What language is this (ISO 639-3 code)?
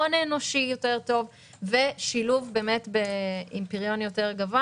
heb